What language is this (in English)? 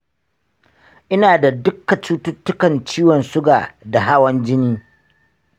Hausa